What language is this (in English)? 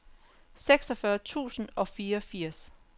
Danish